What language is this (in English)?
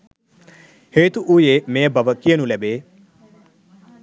Sinhala